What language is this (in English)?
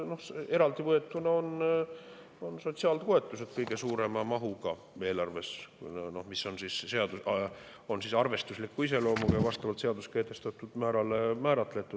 Estonian